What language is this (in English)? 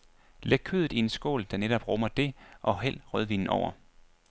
Danish